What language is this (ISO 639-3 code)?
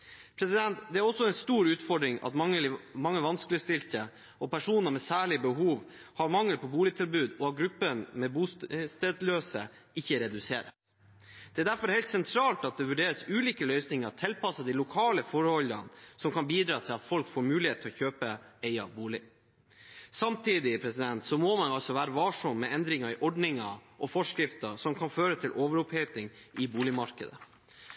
nob